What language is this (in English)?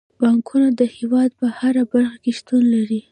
Pashto